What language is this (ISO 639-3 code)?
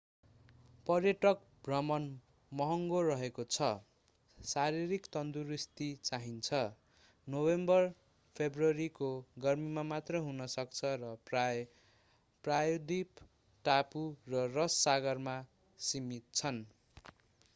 nep